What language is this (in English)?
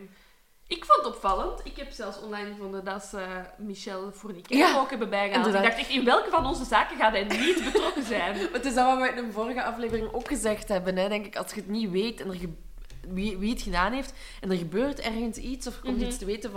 Dutch